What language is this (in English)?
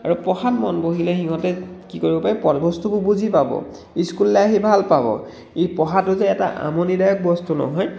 Assamese